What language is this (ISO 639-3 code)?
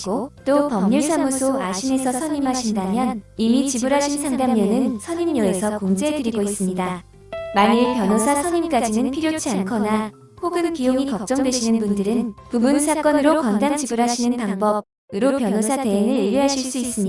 kor